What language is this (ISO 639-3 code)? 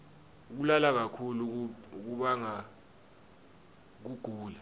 ssw